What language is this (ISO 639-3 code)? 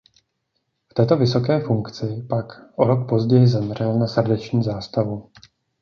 ces